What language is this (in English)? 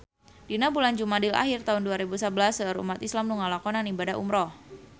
Sundanese